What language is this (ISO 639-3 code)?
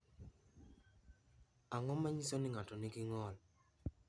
luo